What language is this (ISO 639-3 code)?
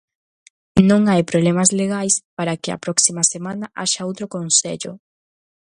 glg